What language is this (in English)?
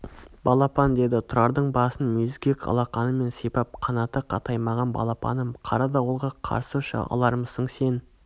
Kazakh